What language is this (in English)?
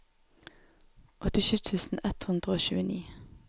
Norwegian